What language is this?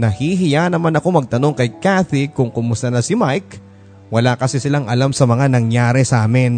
Filipino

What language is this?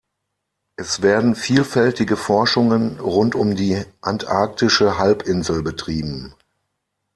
German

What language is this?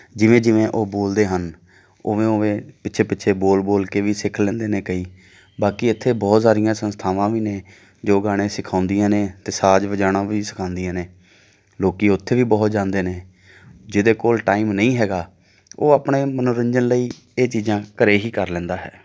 Punjabi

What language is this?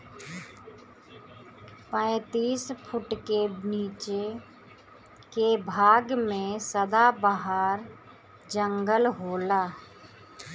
Bhojpuri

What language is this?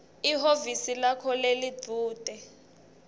Swati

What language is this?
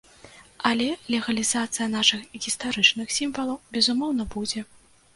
Belarusian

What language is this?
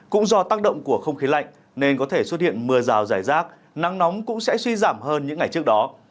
Vietnamese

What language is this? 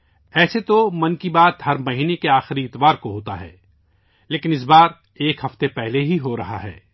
Urdu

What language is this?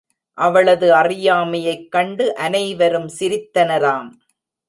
Tamil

